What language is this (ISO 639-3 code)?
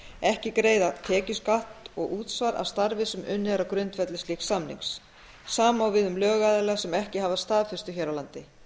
isl